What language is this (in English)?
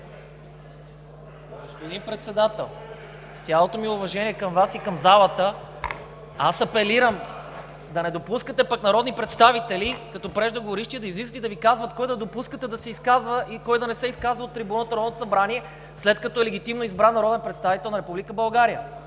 Bulgarian